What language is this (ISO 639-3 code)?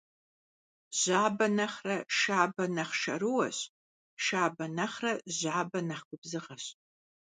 kbd